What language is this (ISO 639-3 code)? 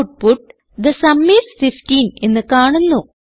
mal